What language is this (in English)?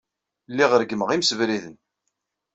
Kabyle